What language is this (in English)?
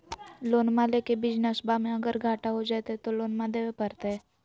Magahi